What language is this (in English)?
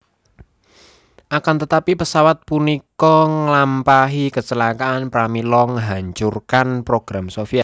Javanese